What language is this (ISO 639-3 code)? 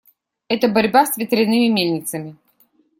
rus